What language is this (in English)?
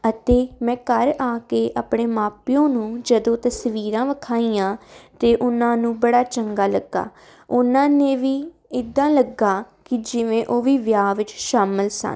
Punjabi